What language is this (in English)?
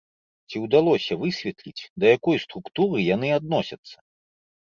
Belarusian